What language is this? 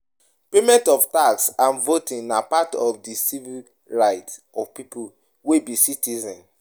Nigerian Pidgin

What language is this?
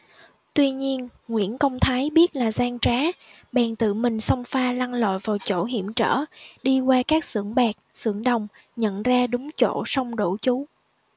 Vietnamese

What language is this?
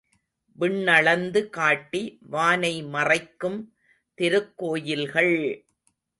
Tamil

